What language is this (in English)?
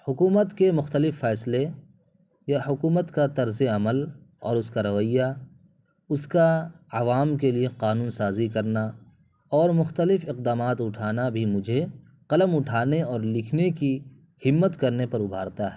Urdu